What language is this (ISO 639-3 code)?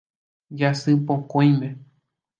grn